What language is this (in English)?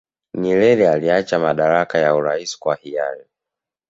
Swahili